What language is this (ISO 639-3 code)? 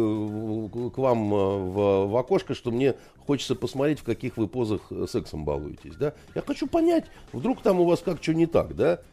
rus